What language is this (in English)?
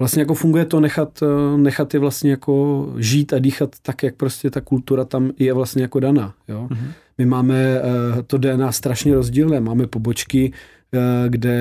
Czech